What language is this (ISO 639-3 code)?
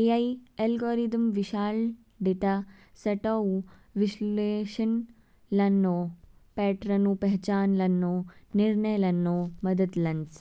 kfk